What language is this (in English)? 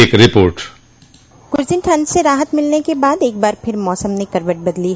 Hindi